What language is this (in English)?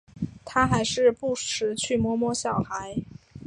Chinese